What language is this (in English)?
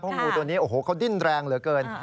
Thai